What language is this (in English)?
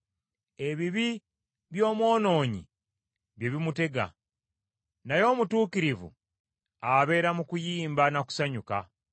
Ganda